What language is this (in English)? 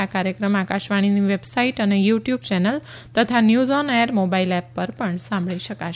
Gujarati